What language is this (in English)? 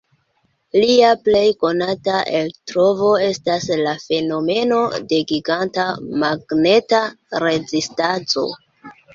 Esperanto